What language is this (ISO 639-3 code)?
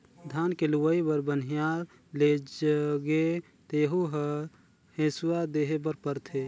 hne